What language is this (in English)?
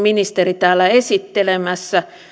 Finnish